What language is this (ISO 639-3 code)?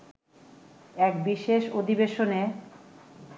ben